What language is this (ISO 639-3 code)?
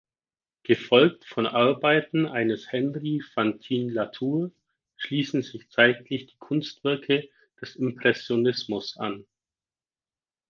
deu